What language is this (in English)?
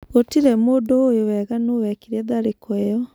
Kikuyu